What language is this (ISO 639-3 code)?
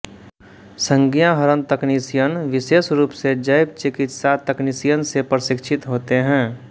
hin